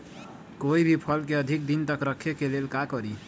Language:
Magahi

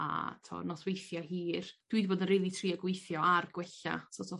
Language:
Welsh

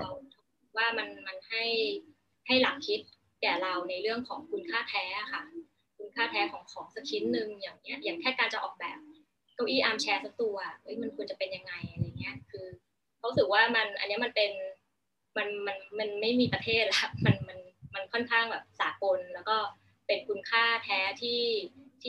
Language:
Thai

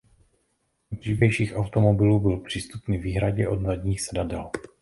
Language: Czech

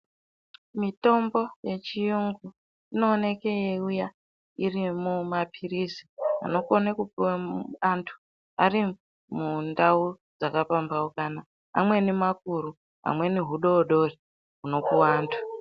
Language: Ndau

